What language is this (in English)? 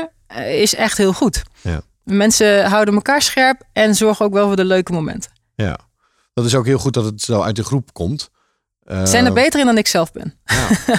Dutch